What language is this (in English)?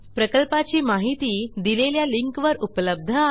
Marathi